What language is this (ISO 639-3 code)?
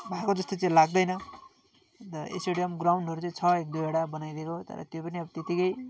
nep